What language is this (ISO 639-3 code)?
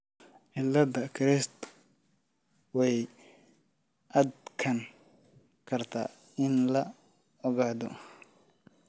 som